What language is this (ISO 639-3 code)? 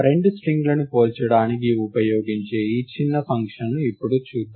tel